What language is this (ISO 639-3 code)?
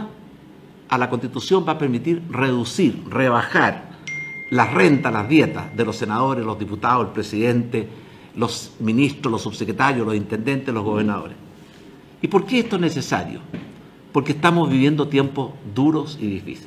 spa